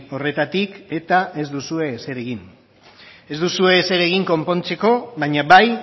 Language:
Basque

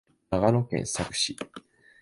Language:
Japanese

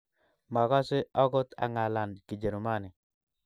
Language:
Kalenjin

